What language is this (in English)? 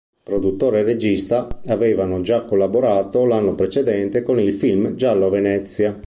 Italian